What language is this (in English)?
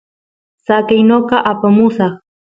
Santiago del Estero Quichua